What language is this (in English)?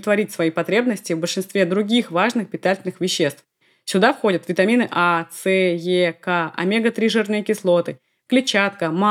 Russian